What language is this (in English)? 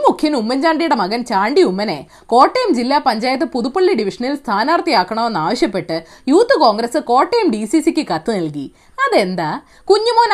Malayalam